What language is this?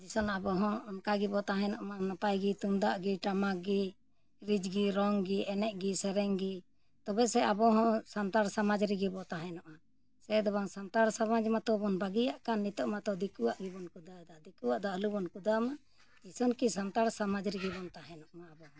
Santali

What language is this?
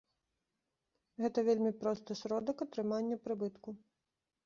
Belarusian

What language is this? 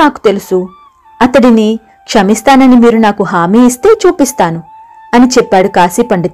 Telugu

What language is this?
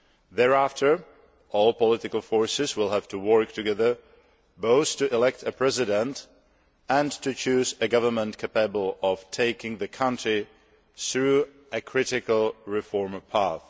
English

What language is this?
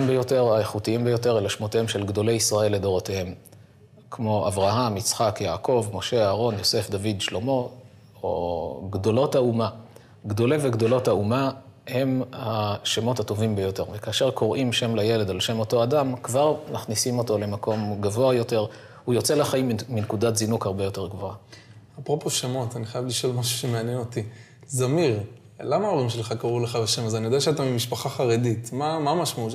Hebrew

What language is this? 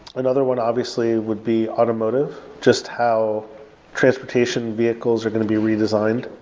English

